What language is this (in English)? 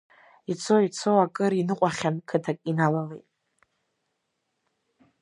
Abkhazian